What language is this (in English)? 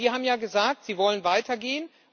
German